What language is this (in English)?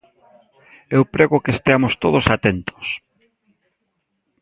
Galician